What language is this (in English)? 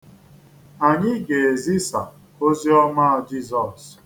Igbo